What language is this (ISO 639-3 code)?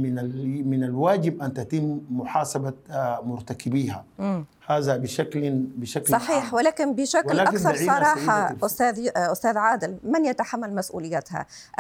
ara